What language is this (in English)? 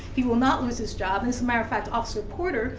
English